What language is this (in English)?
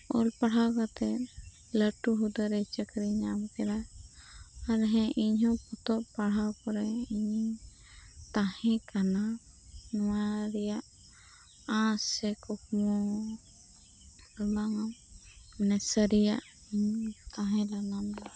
Santali